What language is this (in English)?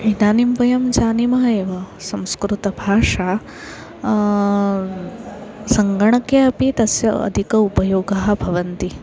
Sanskrit